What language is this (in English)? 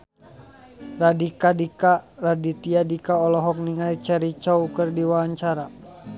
Sundanese